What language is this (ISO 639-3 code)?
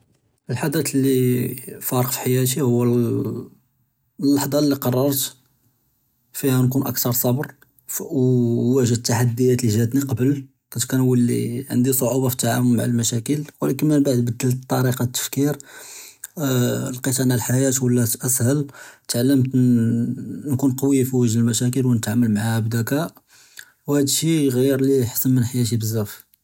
jrb